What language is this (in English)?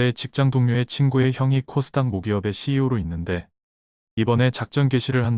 Korean